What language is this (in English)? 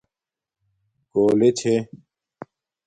Domaaki